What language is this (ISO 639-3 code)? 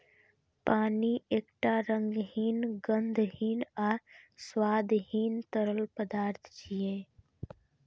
mai